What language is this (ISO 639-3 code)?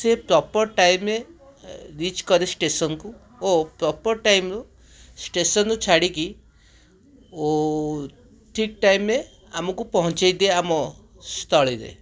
ori